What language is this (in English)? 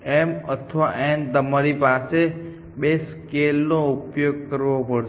Gujarati